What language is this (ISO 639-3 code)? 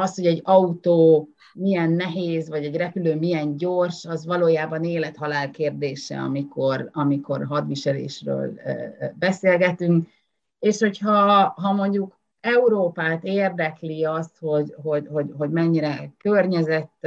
hun